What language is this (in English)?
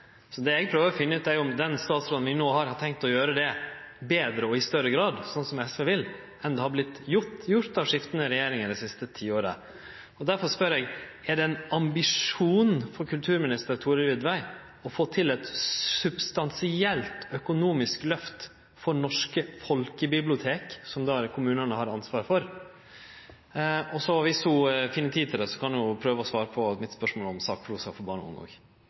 Norwegian Nynorsk